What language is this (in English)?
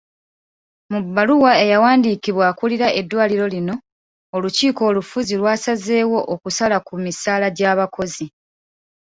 Ganda